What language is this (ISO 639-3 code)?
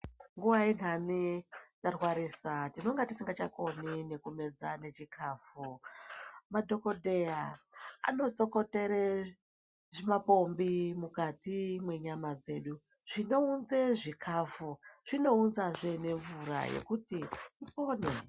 ndc